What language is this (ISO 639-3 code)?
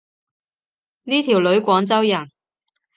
yue